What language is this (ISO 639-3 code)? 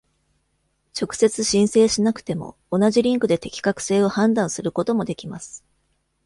jpn